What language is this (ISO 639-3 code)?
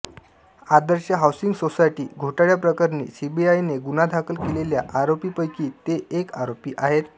mar